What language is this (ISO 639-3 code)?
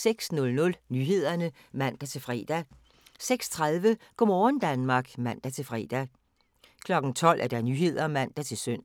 dan